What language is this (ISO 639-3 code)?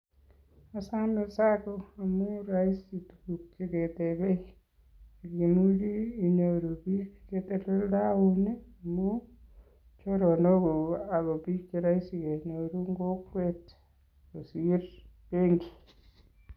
kln